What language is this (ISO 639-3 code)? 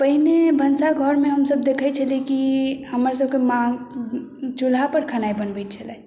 mai